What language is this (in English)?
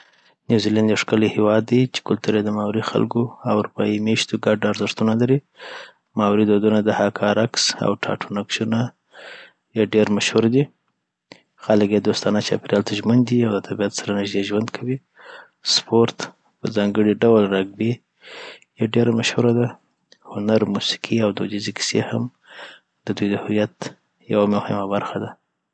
Southern Pashto